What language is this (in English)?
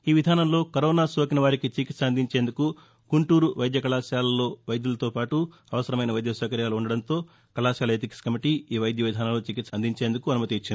Telugu